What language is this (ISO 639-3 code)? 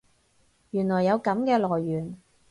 yue